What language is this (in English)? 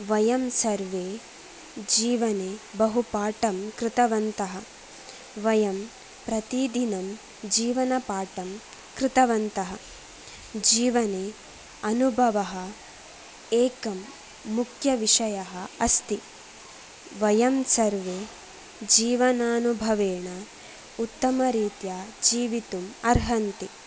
Sanskrit